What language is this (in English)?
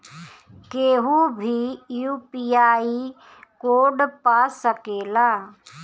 Bhojpuri